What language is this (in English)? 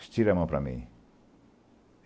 Portuguese